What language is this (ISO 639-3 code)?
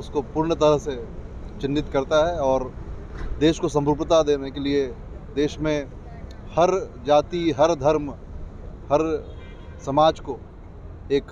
hin